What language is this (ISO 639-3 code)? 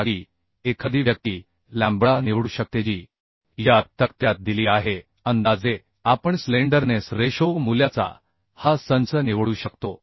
mar